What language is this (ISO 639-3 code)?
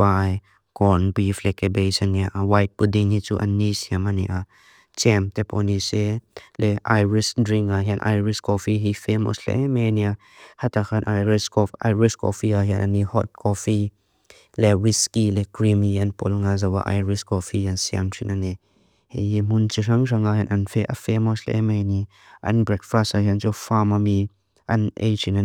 lus